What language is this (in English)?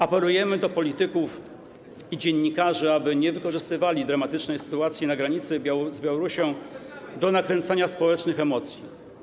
Polish